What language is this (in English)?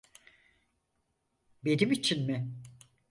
Turkish